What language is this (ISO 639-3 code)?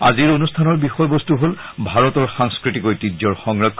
asm